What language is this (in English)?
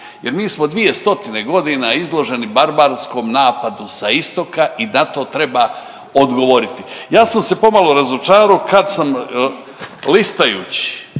Croatian